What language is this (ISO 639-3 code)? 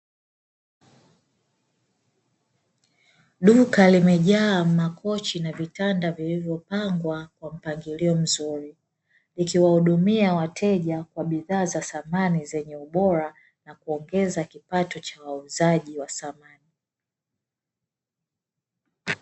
swa